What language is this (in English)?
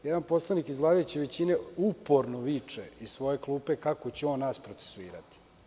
Serbian